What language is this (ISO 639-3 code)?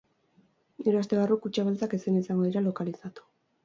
eus